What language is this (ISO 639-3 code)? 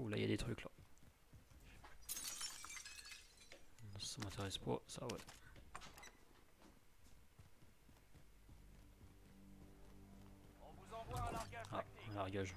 fra